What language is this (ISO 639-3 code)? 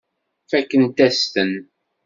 kab